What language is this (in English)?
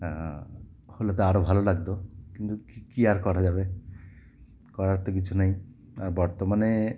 Bangla